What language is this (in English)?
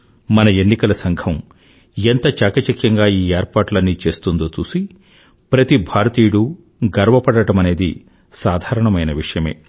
Telugu